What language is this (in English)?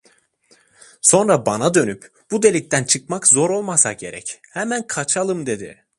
Turkish